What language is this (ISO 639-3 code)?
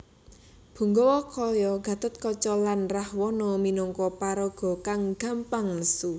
jav